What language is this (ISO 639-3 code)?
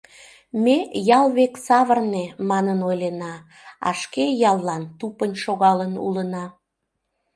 chm